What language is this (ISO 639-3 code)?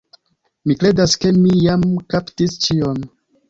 epo